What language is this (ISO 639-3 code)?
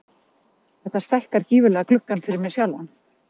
isl